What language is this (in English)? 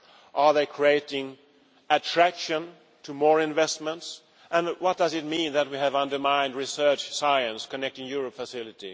English